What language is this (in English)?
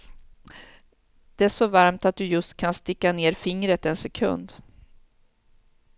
Swedish